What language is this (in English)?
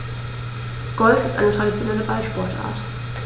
German